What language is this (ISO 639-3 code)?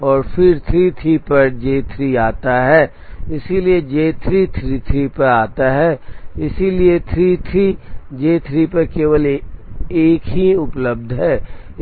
hin